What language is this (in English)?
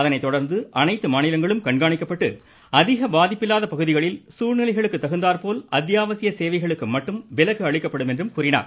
Tamil